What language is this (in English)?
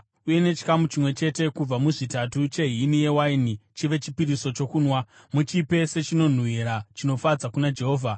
Shona